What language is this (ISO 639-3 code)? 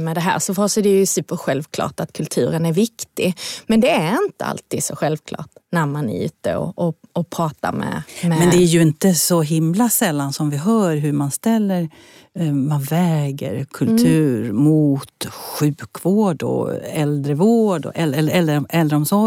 swe